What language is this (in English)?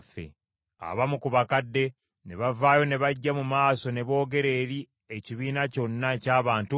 Ganda